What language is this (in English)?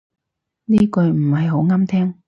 Cantonese